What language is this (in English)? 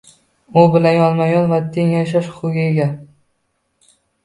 Uzbek